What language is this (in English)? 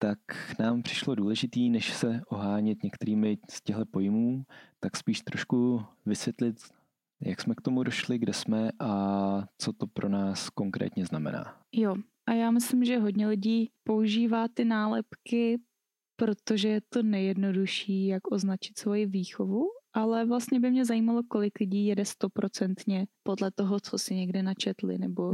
Czech